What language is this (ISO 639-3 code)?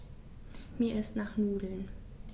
deu